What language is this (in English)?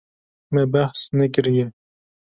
Kurdish